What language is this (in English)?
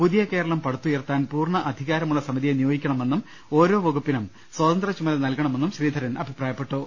Malayalam